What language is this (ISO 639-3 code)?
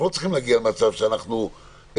heb